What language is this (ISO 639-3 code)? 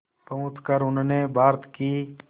hin